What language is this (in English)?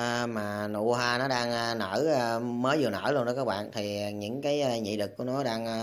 Vietnamese